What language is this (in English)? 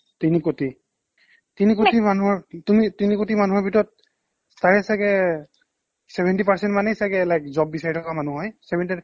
Assamese